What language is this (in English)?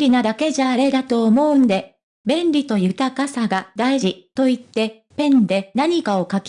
Japanese